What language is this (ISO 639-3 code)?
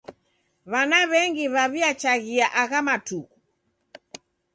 dav